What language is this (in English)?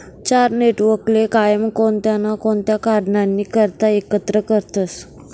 Marathi